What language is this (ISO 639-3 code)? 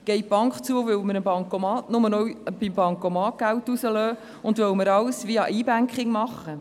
gsw